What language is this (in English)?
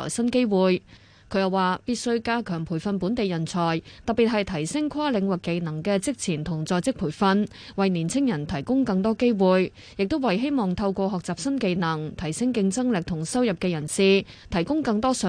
Chinese